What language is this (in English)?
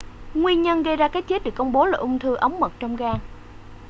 Vietnamese